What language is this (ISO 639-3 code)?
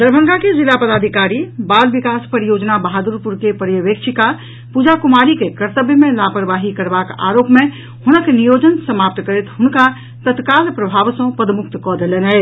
mai